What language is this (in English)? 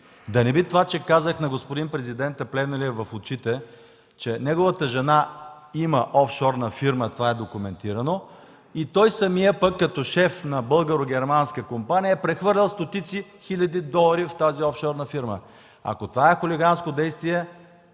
Bulgarian